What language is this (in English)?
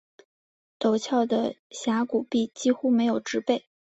Chinese